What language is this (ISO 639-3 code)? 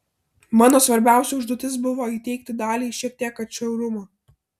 lit